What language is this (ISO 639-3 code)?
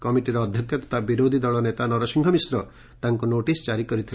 ori